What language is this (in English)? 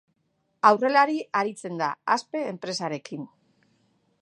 Basque